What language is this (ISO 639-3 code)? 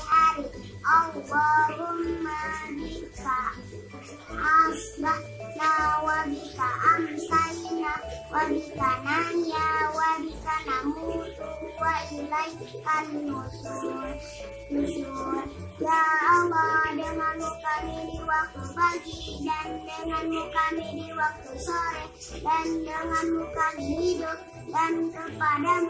ind